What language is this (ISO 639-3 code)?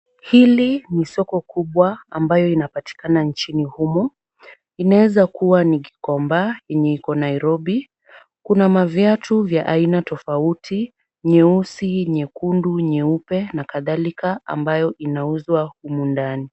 swa